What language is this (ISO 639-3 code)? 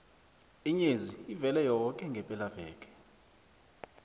nbl